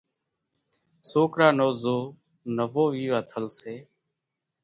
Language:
Kachi Koli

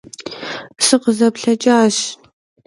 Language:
Kabardian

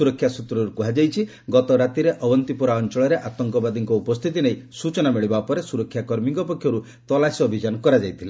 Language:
Odia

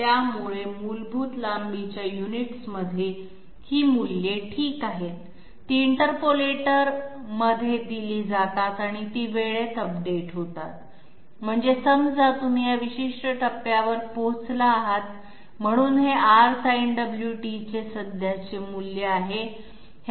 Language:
Marathi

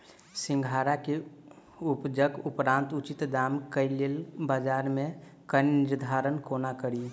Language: Maithili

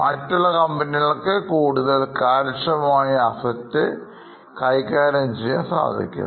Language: Malayalam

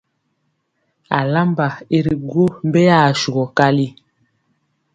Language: Mpiemo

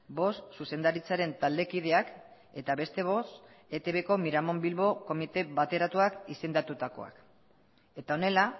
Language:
Basque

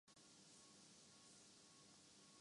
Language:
Urdu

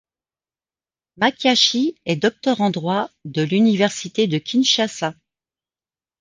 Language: French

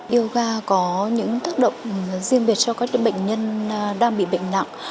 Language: Vietnamese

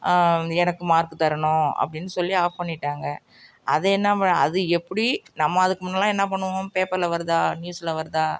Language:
Tamil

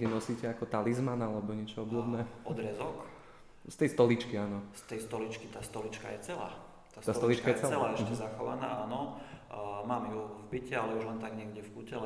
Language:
Slovak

